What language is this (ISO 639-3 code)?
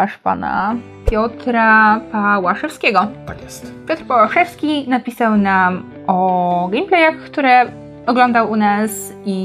pol